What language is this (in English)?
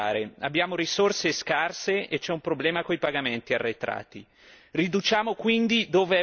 Italian